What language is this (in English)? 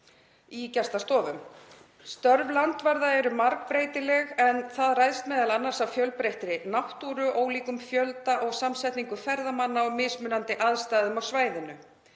Icelandic